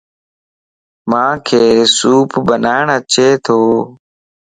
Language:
Lasi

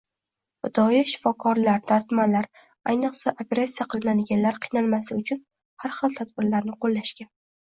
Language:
Uzbek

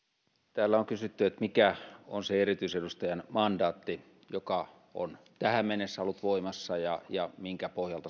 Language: Finnish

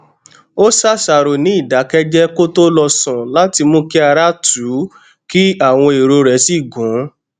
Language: Yoruba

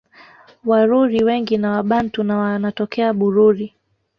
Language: Swahili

